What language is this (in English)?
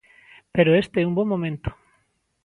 Galician